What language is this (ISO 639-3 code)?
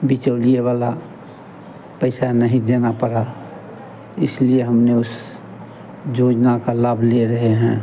hin